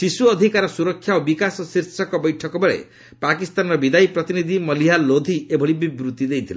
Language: Odia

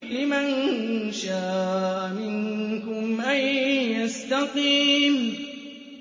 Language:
Arabic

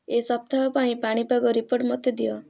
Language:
Odia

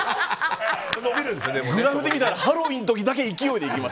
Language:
Japanese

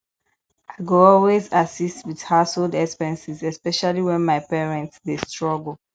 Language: Nigerian Pidgin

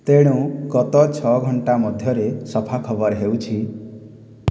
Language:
Odia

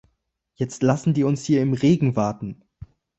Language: German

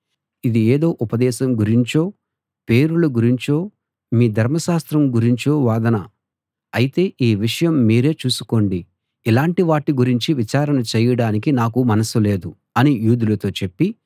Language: Telugu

